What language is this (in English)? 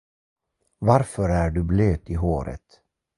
Swedish